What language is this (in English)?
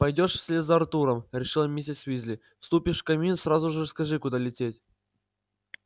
Russian